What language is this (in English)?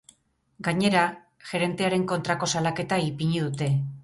Basque